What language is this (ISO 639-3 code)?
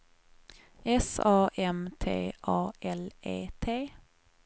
swe